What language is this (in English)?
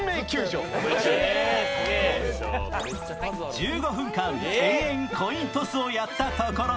Japanese